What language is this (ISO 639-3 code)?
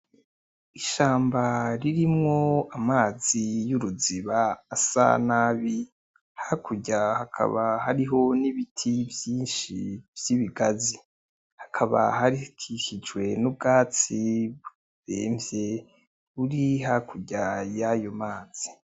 run